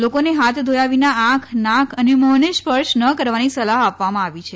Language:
Gujarati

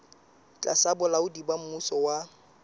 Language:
Southern Sotho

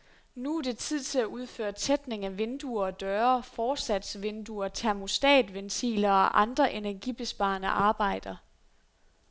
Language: Danish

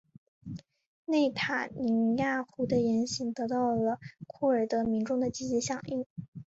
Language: Chinese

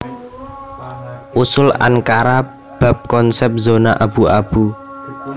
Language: Javanese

